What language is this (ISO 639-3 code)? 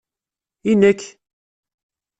kab